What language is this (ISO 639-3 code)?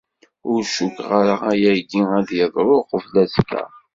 kab